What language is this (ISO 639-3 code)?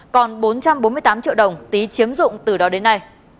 vie